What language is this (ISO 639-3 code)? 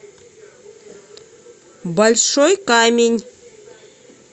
rus